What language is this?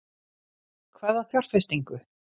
Icelandic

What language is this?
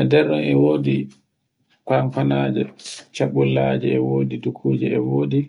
Borgu Fulfulde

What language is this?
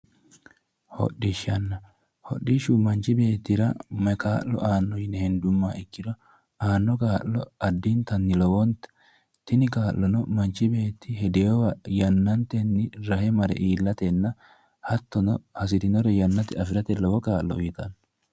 Sidamo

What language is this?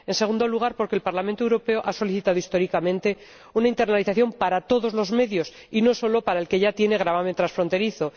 Spanish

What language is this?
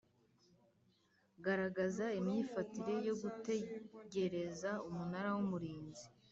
Kinyarwanda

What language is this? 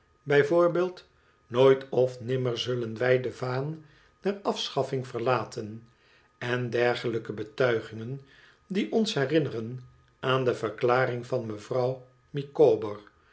Dutch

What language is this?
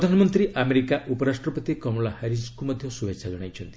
Odia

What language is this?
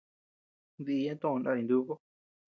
Tepeuxila Cuicatec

